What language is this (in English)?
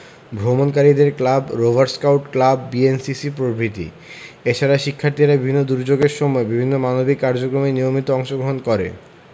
Bangla